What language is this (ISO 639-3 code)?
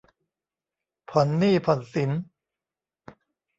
tha